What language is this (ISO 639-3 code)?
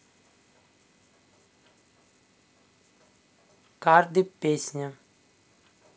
rus